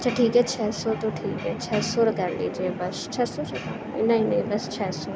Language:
Urdu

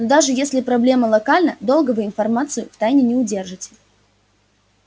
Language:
Russian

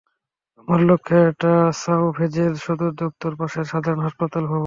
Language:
Bangla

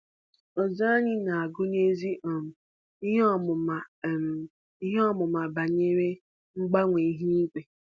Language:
Igbo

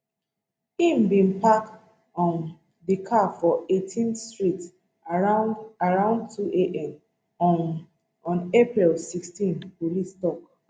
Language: Nigerian Pidgin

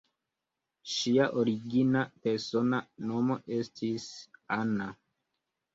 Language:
Esperanto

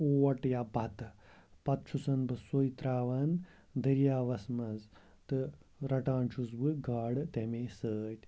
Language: Kashmiri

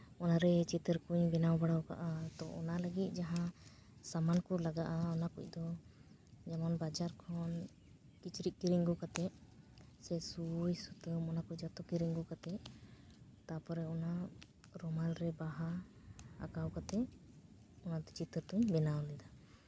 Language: Santali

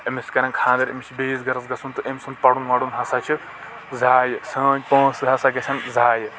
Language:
Kashmiri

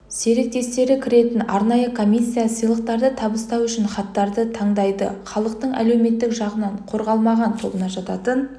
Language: Kazakh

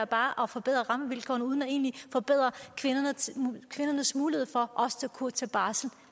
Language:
Danish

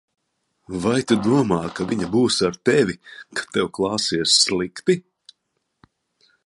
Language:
Latvian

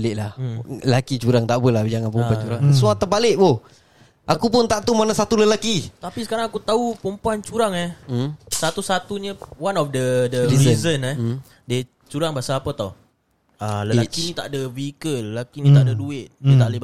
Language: Malay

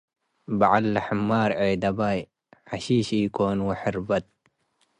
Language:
Tigre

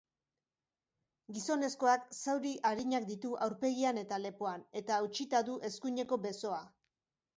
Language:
Basque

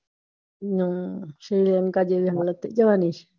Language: Gujarati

